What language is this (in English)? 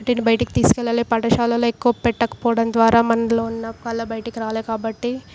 Telugu